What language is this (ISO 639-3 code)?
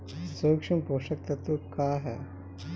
bho